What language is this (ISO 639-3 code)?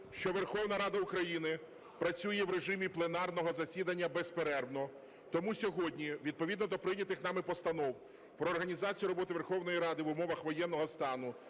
ukr